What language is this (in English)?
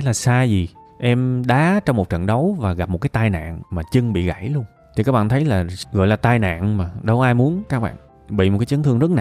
Vietnamese